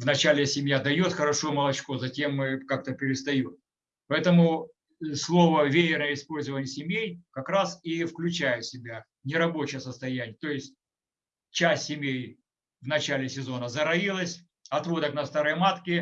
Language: Russian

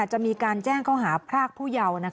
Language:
Thai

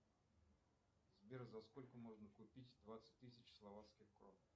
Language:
Russian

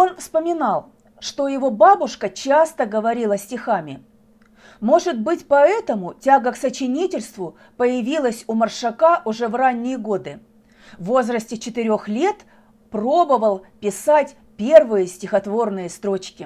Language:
Russian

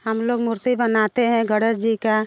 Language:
Hindi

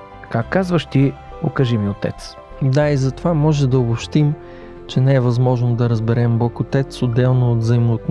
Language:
Bulgarian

